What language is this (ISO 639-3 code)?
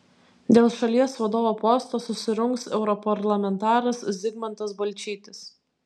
lit